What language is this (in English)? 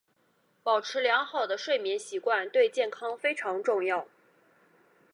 Chinese